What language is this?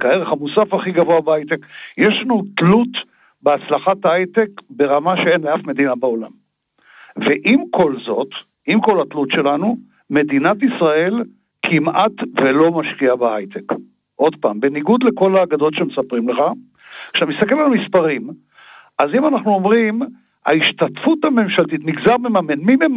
Hebrew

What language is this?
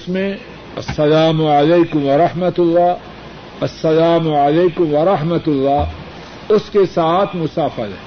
Urdu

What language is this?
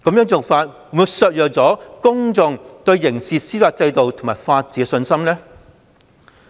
Cantonese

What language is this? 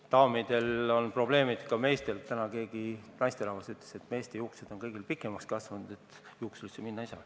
Estonian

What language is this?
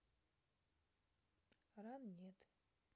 Russian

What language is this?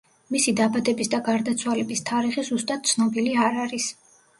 Georgian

